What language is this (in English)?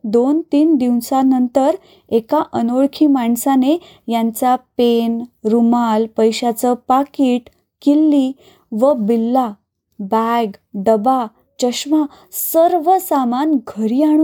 Marathi